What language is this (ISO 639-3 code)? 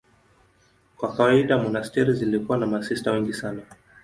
swa